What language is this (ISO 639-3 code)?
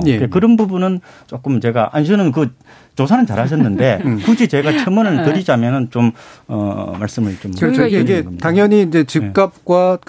kor